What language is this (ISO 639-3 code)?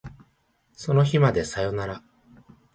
jpn